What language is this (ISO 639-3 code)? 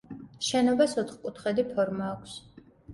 kat